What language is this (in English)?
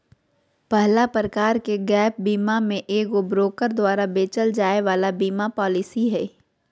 Magahi